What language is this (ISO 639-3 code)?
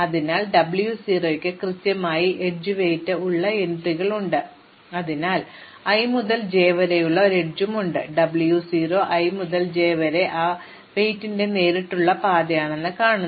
mal